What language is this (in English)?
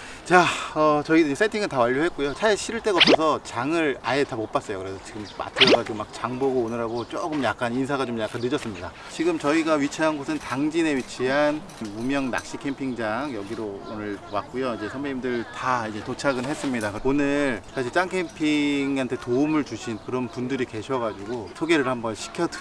Korean